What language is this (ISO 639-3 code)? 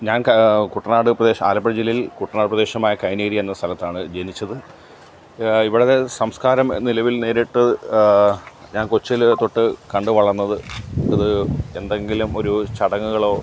mal